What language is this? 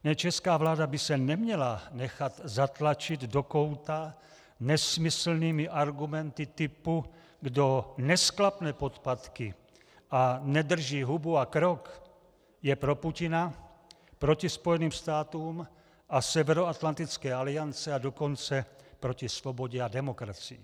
Czech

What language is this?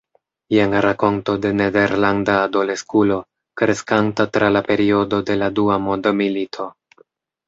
Esperanto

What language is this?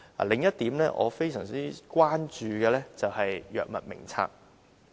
Cantonese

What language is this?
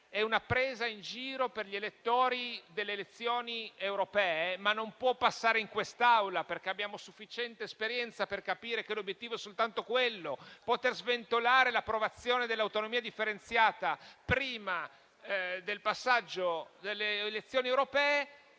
Italian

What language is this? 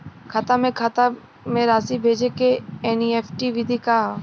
Bhojpuri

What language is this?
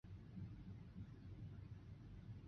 Chinese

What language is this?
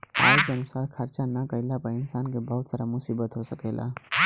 Bhojpuri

